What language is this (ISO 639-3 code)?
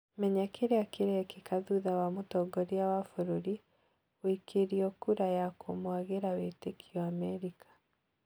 kik